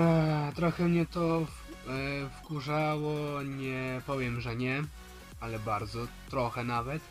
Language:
Polish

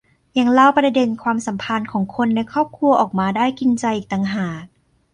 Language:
Thai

